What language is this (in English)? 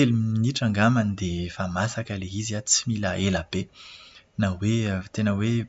Malagasy